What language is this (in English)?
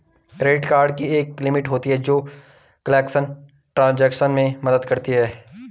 Hindi